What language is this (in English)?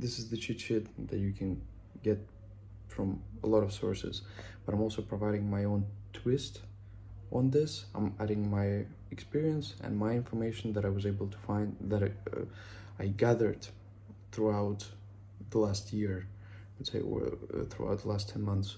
English